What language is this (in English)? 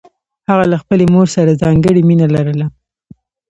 Pashto